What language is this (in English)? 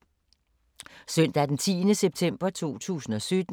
Danish